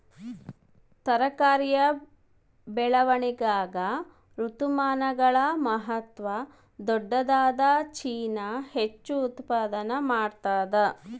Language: Kannada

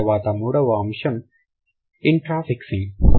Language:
Telugu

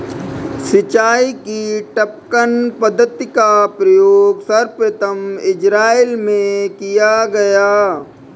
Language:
Hindi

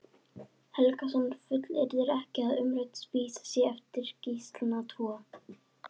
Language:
Icelandic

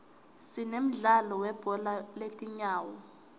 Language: Swati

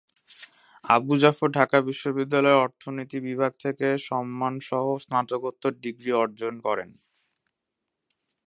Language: Bangla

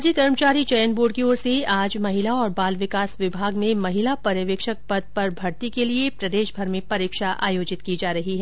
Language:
Hindi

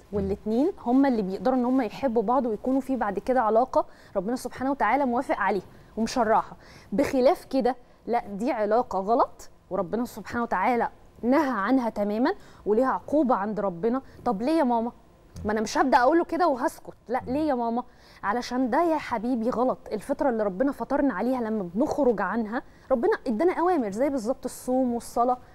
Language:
Arabic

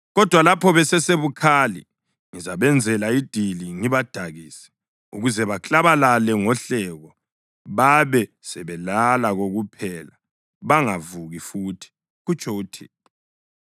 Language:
North Ndebele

